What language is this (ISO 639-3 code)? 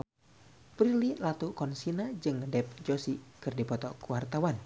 sun